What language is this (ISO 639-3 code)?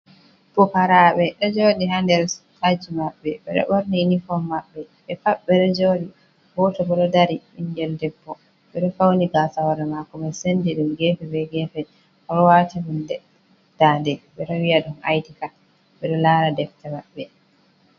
ful